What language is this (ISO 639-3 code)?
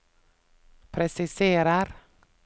nor